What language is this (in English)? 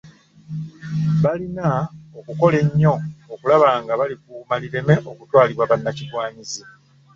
Ganda